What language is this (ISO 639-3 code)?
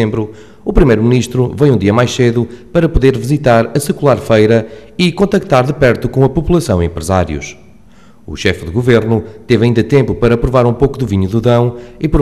por